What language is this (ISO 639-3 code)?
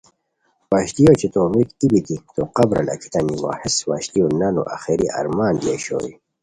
khw